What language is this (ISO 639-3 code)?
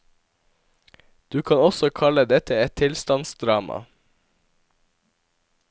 nor